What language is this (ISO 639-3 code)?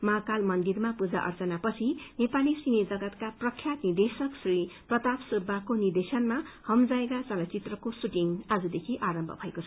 nep